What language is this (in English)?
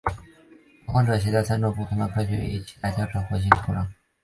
Chinese